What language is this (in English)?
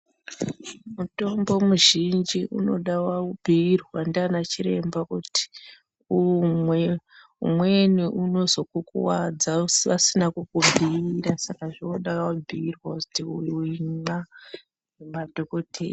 Ndau